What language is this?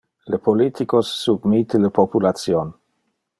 Interlingua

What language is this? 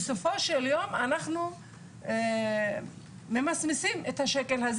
Hebrew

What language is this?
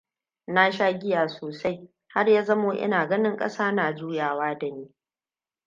Hausa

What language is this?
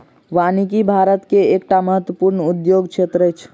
Maithili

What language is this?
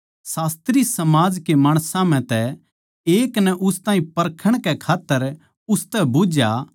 Haryanvi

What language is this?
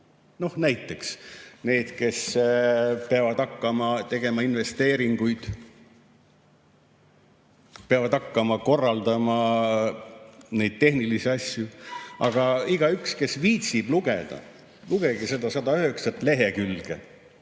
Estonian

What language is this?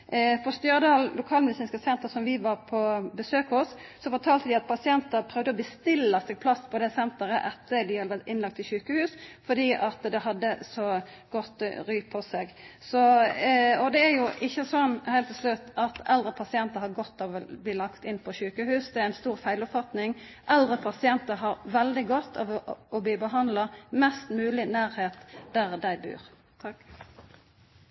Norwegian Nynorsk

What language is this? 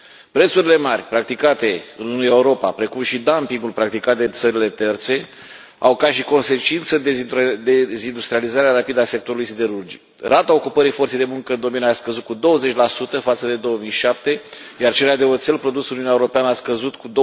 Romanian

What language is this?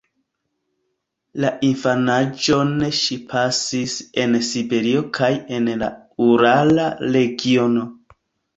Esperanto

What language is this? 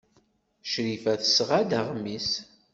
Kabyle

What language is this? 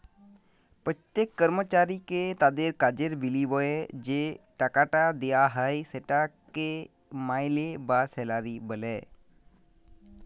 Bangla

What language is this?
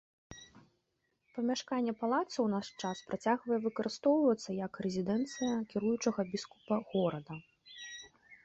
Belarusian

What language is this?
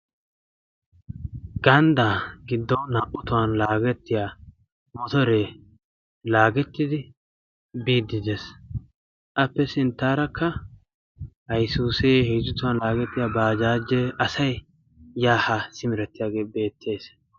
Wolaytta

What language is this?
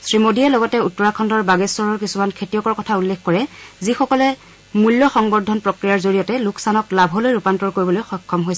Assamese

